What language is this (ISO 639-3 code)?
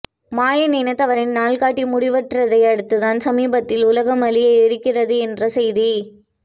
tam